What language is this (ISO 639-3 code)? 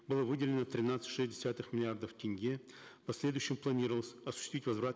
kaz